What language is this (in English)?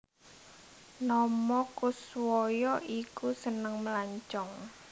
Javanese